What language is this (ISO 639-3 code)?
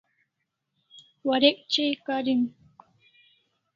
kls